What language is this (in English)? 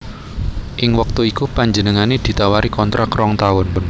Javanese